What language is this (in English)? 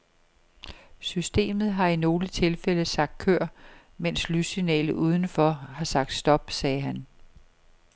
Danish